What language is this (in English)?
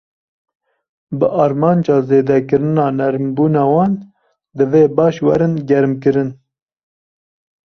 Kurdish